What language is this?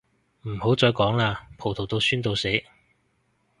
Cantonese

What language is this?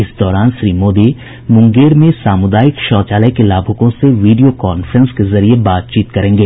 Hindi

